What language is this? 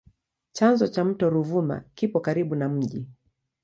Swahili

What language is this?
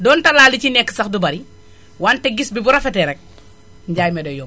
Wolof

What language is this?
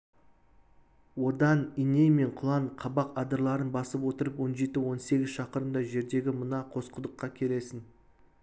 Kazakh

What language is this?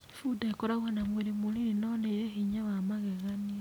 Kikuyu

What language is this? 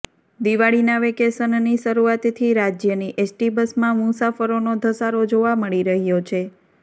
Gujarati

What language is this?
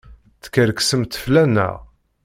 Kabyle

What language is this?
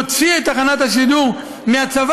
Hebrew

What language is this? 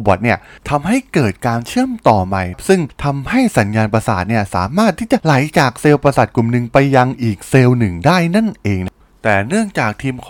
Thai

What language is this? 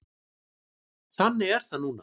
Icelandic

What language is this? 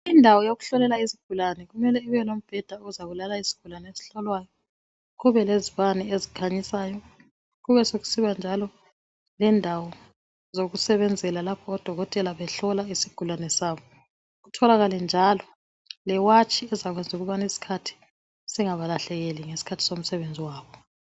North Ndebele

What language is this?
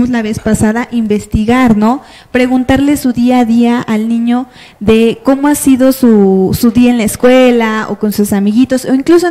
Spanish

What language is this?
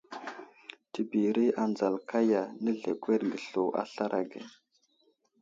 Wuzlam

